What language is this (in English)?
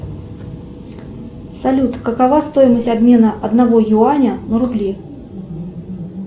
Russian